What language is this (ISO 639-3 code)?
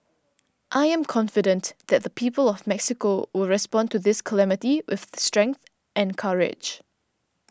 eng